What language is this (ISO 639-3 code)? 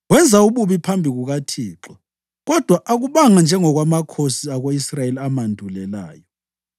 nde